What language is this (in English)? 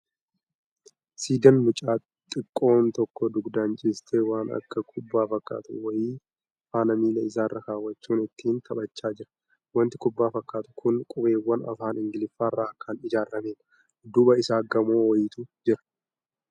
Oromo